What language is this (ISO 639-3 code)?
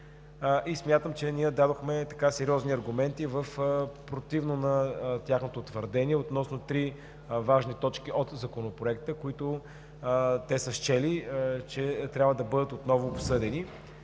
bul